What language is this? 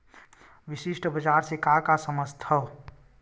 Chhattisgarhi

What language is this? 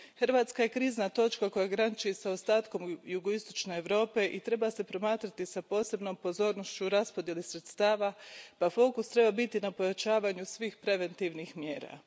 Croatian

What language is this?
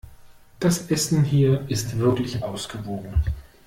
German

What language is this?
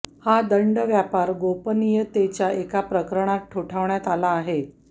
Marathi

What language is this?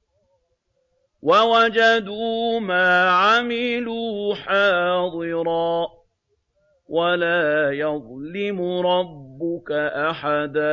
Arabic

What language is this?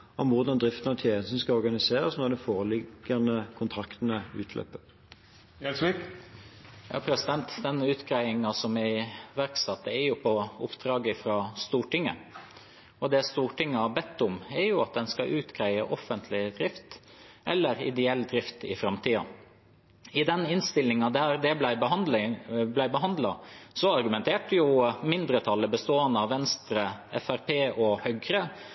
Norwegian Bokmål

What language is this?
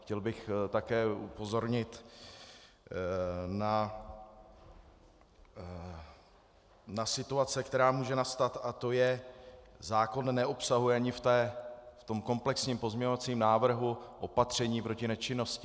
Czech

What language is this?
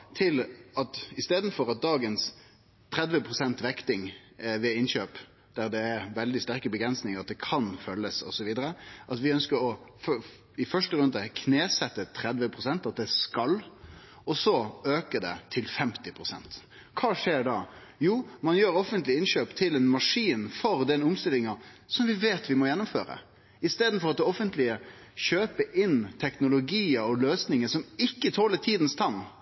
Norwegian Nynorsk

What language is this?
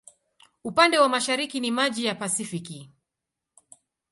Swahili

